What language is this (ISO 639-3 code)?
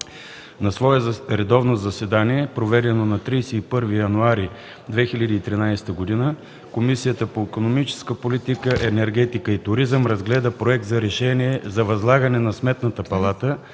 bul